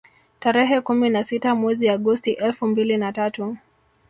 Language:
Swahili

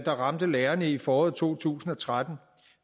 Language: Danish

